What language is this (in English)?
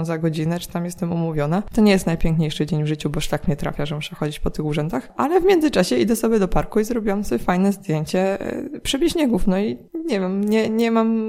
Polish